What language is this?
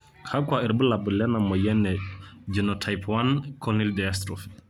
Masai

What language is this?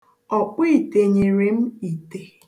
Igbo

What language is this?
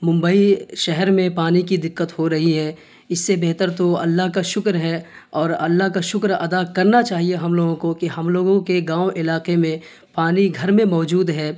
Urdu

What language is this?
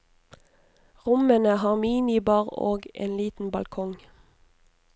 Norwegian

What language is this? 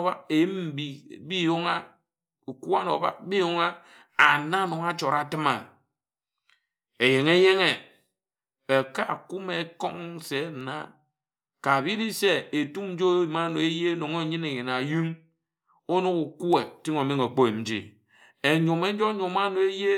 Ejagham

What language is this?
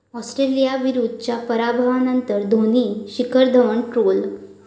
Marathi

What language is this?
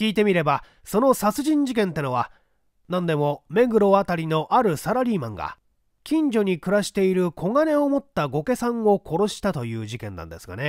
Japanese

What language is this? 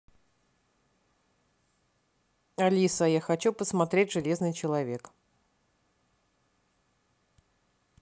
Russian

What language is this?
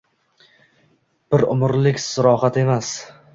Uzbek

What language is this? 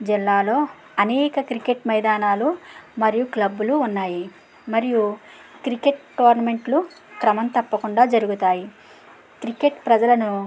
Telugu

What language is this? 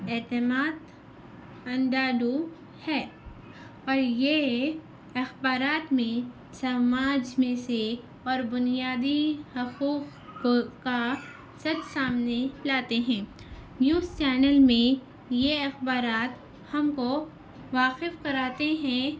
Urdu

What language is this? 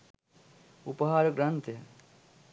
Sinhala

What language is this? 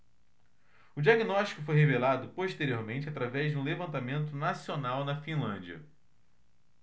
Portuguese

